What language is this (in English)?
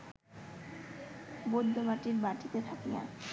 Bangla